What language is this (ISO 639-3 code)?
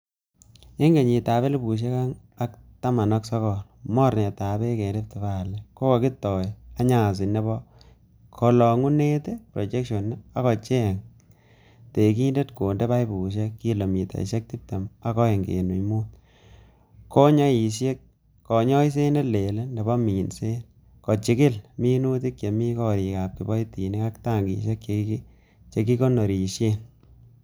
kln